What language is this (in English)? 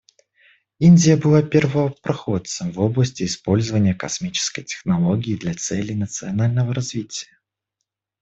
Russian